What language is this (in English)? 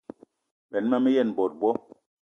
Eton (Cameroon)